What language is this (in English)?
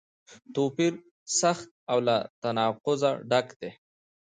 Pashto